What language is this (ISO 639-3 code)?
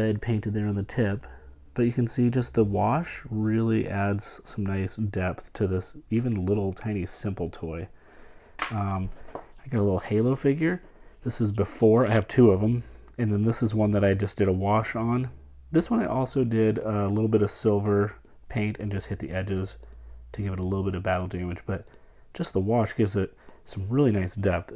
eng